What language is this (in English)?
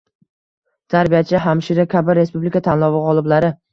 Uzbek